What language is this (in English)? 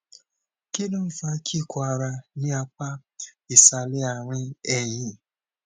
Yoruba